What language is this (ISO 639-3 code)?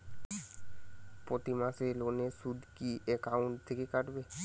ben